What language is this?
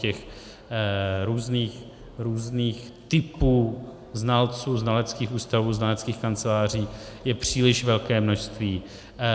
Czech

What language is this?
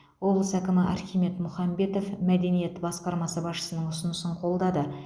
Kazakh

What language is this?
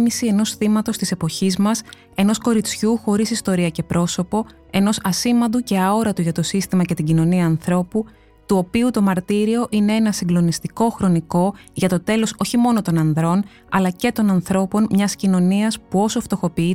Greek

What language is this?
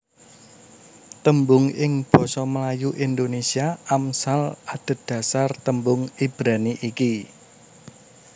Javanese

